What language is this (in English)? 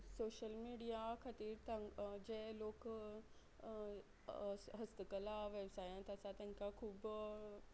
Konkani